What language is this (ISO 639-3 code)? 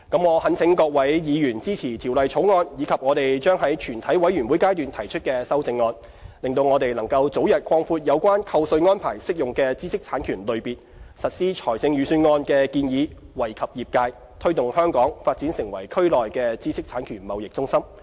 yue